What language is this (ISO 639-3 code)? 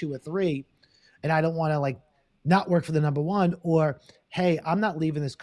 eng